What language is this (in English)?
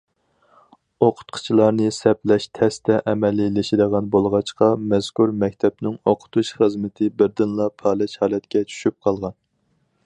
Uyghur